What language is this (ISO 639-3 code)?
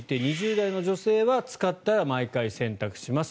jpn